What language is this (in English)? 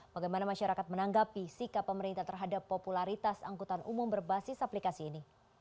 Indonesian